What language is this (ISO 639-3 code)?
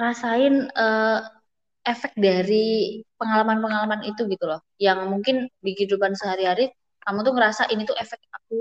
ind